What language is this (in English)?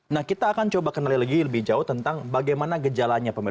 Indonesian